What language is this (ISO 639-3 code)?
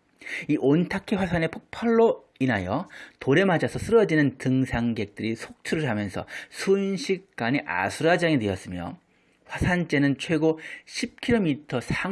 kor